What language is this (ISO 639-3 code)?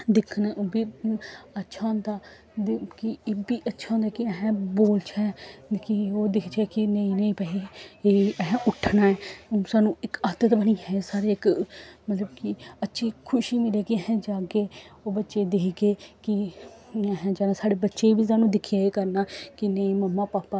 doi